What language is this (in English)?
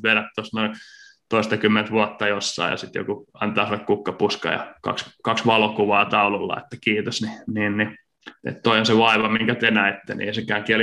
Finnish